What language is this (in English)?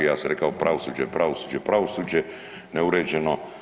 Croatian